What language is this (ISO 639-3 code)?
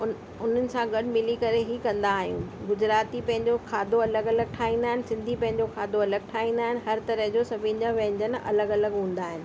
snd